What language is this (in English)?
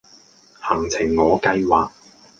Cantonese